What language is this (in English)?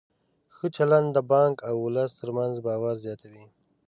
Pashto